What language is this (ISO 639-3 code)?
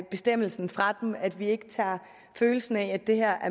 dan